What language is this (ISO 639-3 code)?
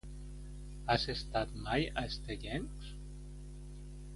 cat